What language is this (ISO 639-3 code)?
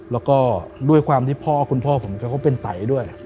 tha